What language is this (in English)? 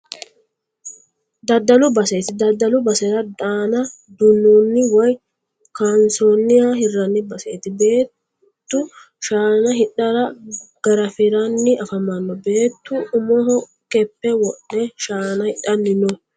Sidamo